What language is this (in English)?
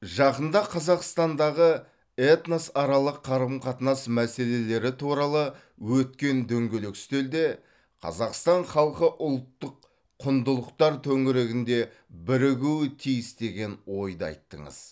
Kazakh